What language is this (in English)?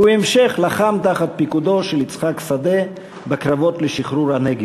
Hebrew